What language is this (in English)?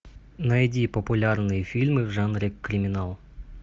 Russian